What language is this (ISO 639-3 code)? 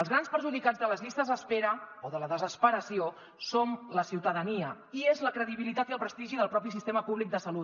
cat